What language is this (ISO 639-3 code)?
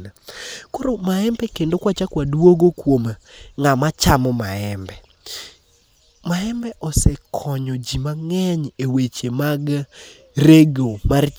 luo